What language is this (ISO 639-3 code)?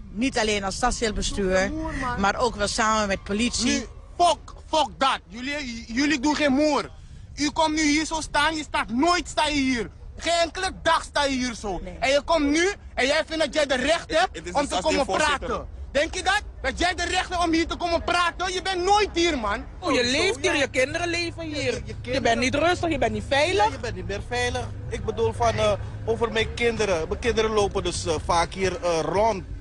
nld